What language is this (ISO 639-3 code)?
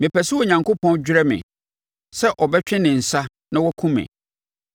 aka